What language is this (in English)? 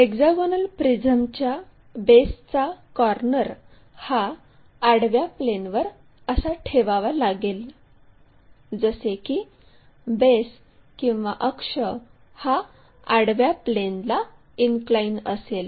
Marathi